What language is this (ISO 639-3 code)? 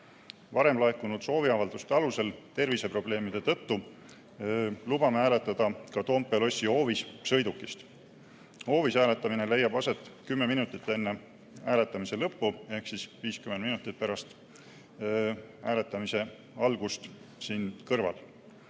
est